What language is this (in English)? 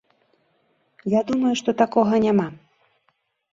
Belarusian